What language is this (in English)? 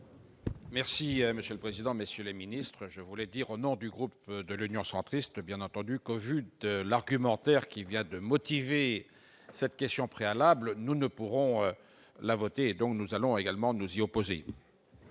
French